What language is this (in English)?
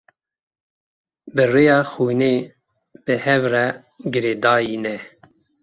Kurdish